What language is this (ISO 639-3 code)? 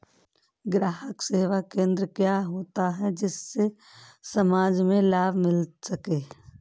hin